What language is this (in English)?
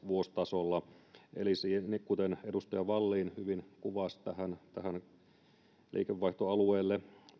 Finnish